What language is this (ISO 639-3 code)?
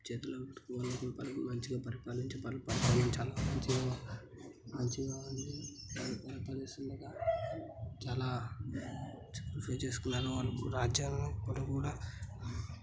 tel